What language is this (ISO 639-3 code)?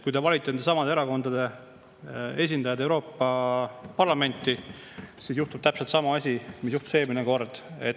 est